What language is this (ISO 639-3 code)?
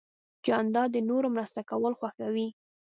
pus